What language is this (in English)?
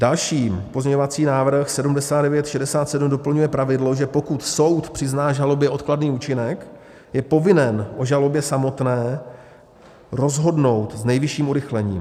Czech